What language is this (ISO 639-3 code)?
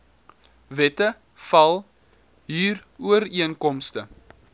afr